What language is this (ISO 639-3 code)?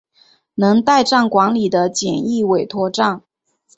zho